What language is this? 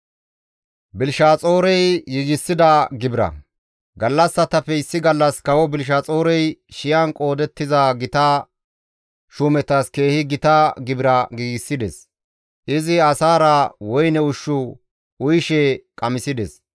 Gamo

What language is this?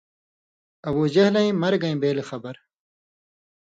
Indus Kohistani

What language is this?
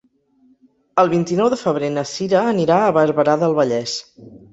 Catalan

